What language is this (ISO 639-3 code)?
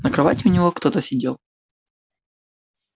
rus